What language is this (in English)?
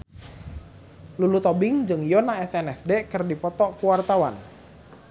Sundanese